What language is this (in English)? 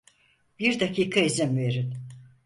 Turkish